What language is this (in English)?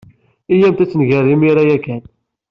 Kabyle